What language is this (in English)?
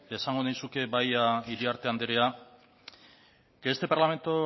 Basque